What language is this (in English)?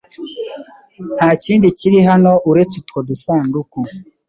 Kinyarwanda